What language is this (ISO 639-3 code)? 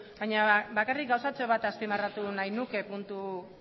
eus